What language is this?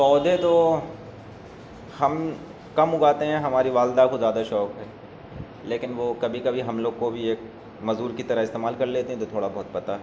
Urdu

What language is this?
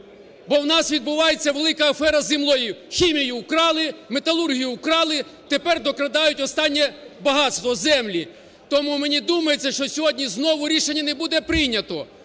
Ukrainian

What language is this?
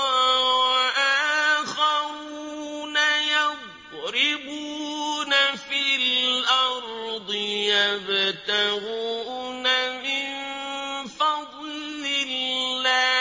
Arabic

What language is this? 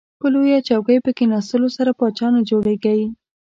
Pashto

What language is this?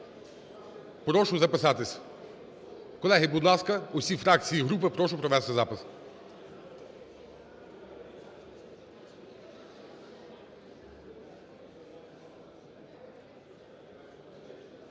Ukrainian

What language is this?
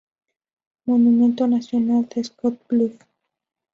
Spanish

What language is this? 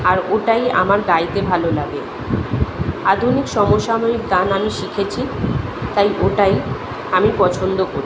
Bangla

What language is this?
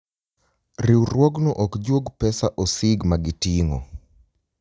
Luo (Kenya and Tanzania)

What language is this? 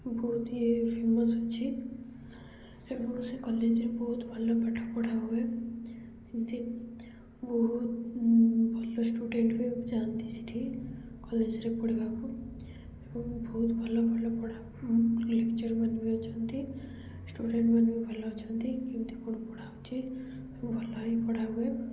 Odia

